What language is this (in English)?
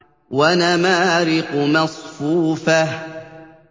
Arabic